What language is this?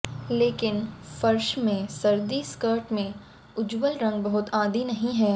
Hindi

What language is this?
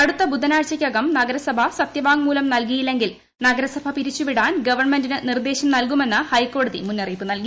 Malayalam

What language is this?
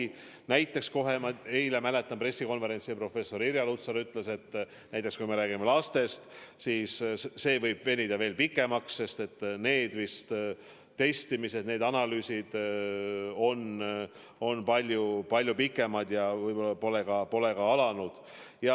Estonian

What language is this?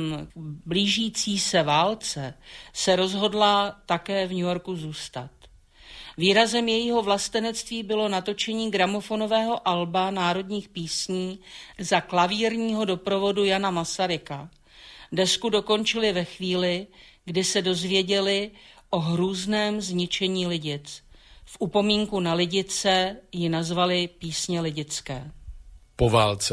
Czech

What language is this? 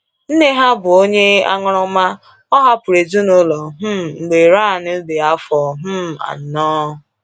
Igbo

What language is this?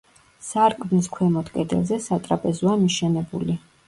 Georgian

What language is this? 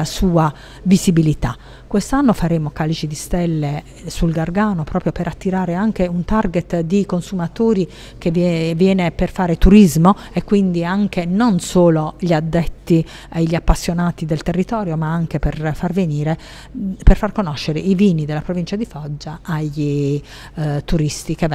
Italian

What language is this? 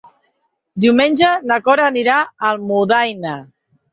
Catalan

